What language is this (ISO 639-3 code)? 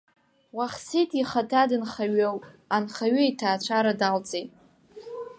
abk